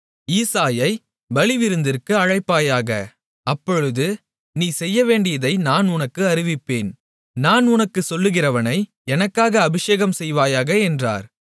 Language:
Tamil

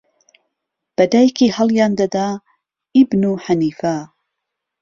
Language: Central Kurdish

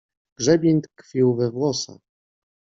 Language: Polish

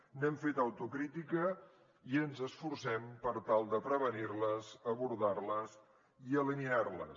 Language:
Catalan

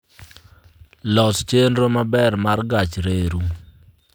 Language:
Luo (Kenya and Tanzania)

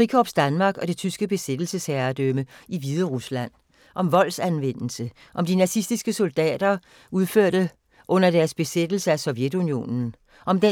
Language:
Danish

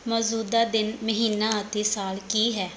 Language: Punjabi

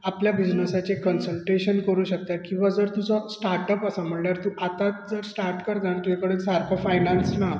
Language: Konkani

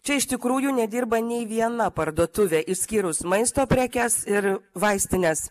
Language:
Lithuanian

